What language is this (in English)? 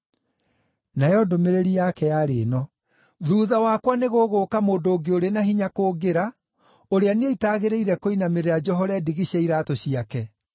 Kikuyu